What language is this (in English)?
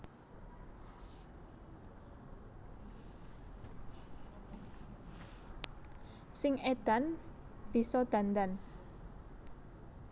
Javanese